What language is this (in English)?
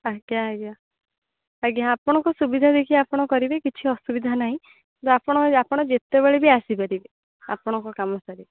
Odia